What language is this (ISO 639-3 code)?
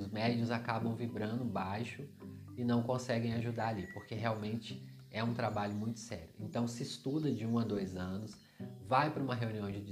por